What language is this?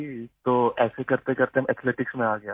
Urdu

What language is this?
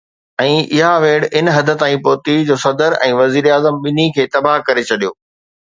Sindhi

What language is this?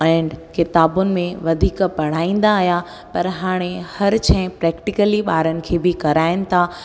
Sindhi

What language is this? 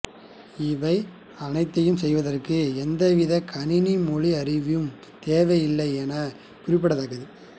Tamil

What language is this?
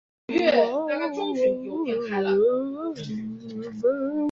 Chinese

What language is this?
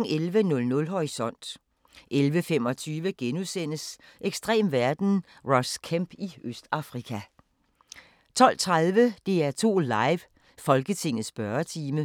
Danish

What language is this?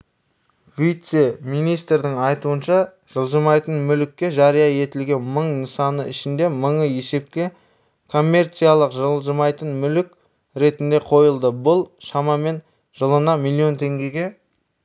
Kazakh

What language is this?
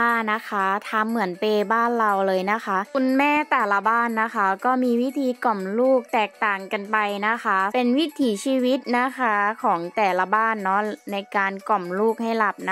Thai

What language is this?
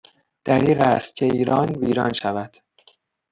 Persian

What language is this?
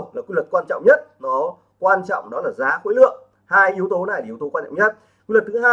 Vietnamese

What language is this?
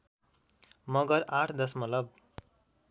Nepali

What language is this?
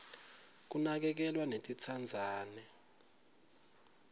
Swati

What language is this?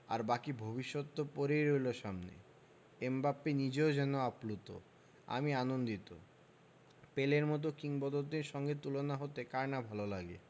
Bangla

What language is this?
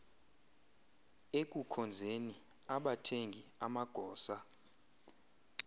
Xhosa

